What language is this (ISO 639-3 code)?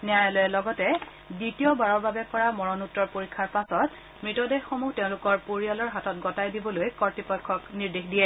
asm